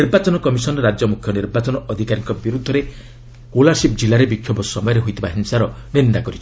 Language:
Odia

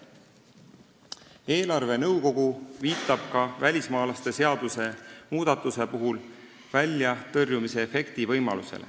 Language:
Estonian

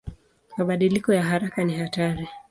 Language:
Swahili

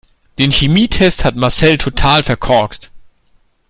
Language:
German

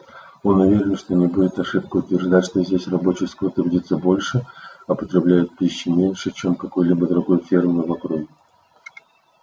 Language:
Russian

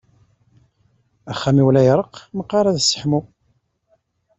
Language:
Kabyle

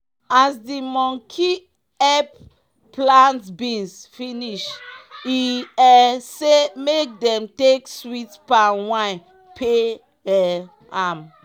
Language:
Nigerian Pidgin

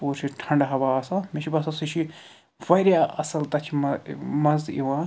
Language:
Kashmiri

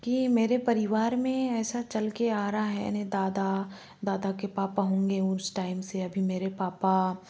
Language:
Hindi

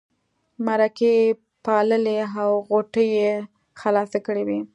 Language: Pashto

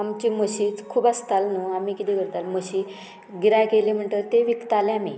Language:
Konkani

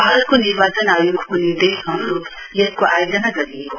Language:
Nepali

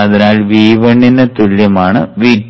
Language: Malayalam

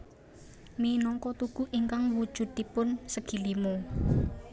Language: Javanese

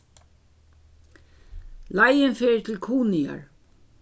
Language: Faroese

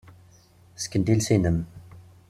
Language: Kabyle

